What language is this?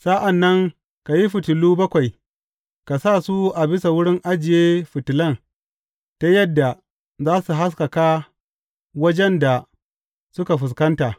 Hausa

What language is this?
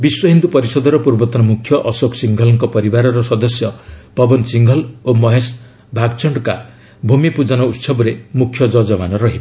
Odia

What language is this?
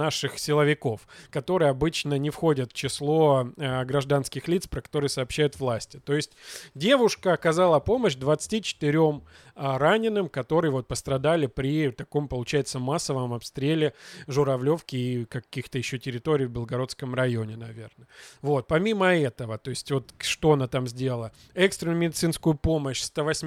Russian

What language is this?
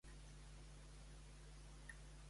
Catalan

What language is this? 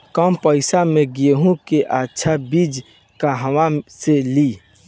Bhojpuri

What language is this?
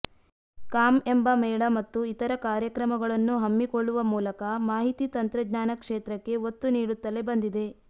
Kannada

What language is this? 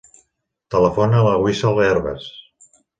Catalan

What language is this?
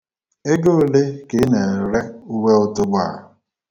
Igbo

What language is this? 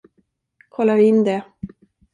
Swedish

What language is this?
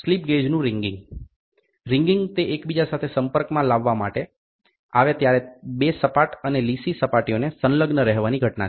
Gujarati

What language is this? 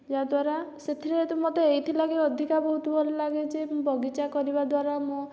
Odia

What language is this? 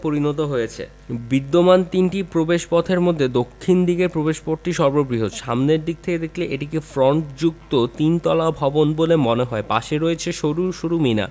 Bangla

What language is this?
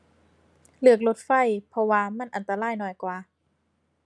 Thai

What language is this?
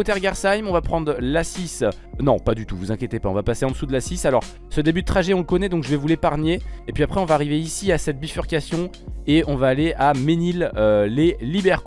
French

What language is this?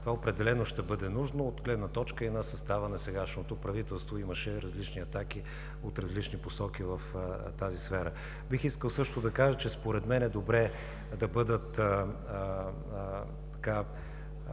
Bulgarian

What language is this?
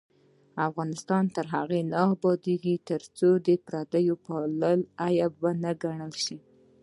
Pashto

